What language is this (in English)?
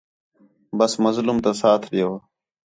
Khetrani